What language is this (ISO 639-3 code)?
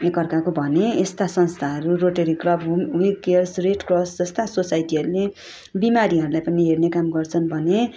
nep